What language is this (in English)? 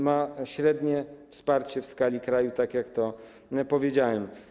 Polish